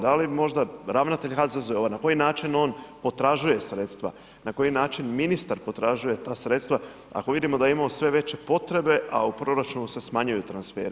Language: Croatian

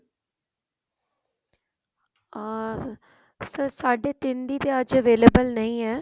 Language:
Punjabi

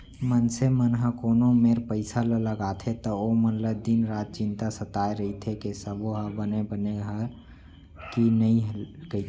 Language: Chhattisgarhi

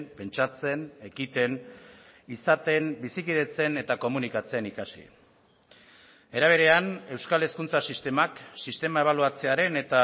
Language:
Basque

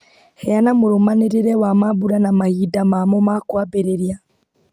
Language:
Kikuyu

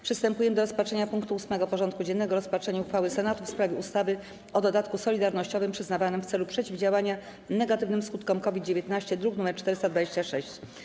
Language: Polish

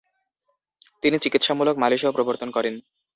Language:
Bangla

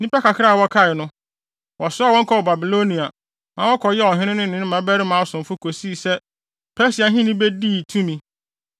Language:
Akan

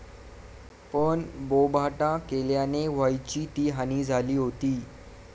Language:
Marathi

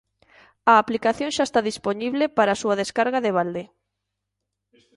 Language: Galician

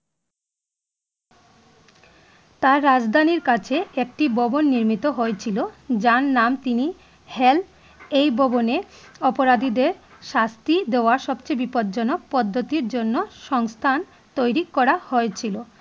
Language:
Bangla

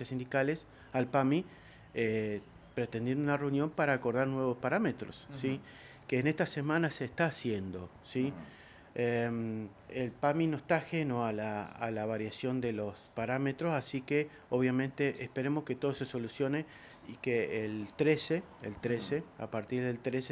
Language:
Spanish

